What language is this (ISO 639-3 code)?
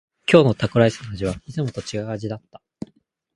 jpn